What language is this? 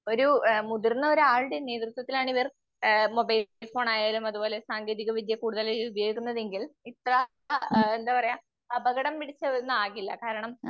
Malayalam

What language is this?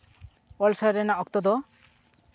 Santali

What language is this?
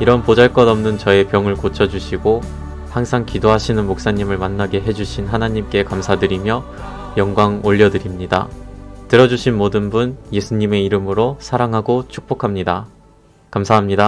Korean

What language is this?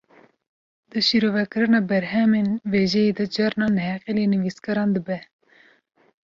Kurdish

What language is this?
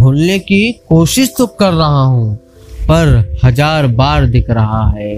Hindi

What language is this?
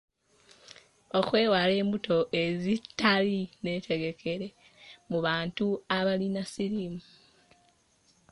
Ganda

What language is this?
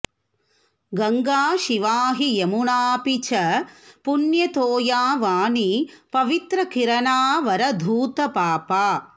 Sanskrit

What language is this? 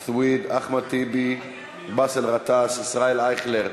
Hebrew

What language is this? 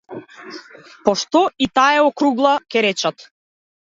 Macedonian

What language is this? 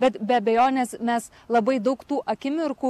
Lithuanian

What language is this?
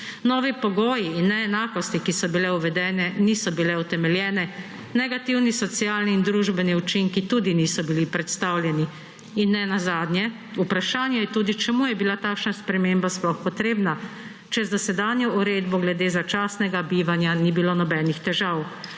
Slovenian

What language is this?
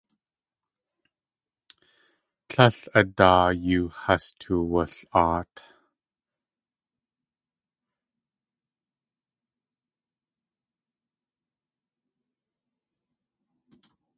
Tlingit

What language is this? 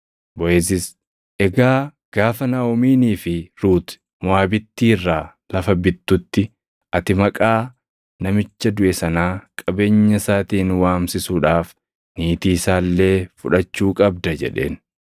Oromo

